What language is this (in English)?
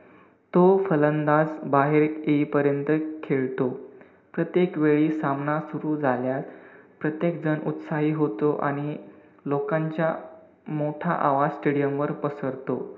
Marathi